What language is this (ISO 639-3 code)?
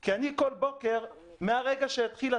heb